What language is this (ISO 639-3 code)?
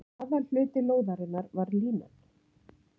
isl